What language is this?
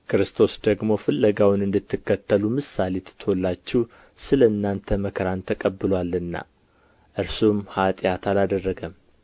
Amharic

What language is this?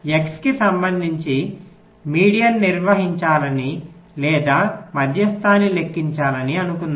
Telugu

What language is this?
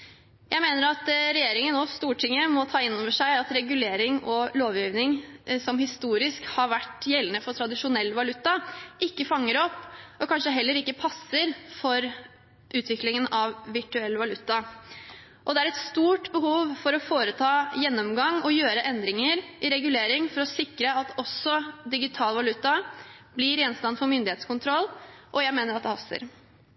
Norwegian Bokmål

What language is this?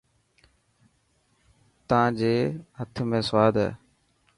Dhatki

